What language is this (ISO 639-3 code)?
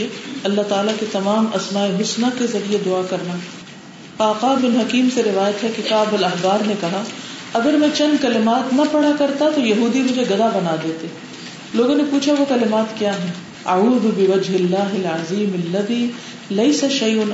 urd